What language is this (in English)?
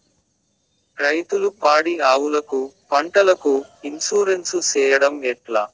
Telugu